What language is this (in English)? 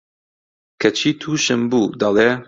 Central Kurdish